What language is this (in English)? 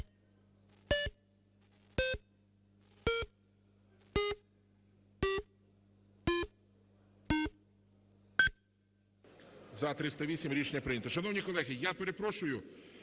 Ukrainian